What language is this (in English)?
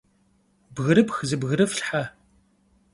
Kabardian